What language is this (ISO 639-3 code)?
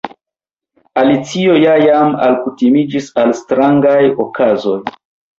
epo